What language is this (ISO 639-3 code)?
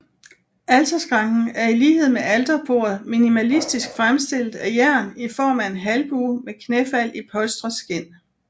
dan